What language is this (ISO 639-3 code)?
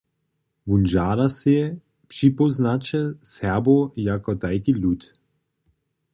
hsb